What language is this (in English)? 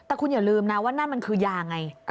Thai